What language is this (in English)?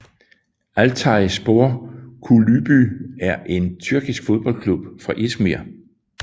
Danish